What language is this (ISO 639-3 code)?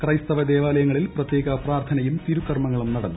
mal